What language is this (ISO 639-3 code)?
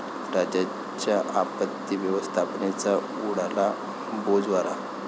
mar